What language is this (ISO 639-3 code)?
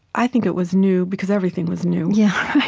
eng